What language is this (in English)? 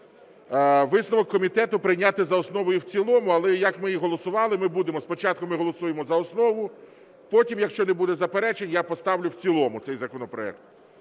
Ukrainian